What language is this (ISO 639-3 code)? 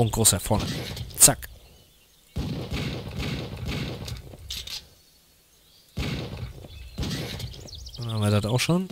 deu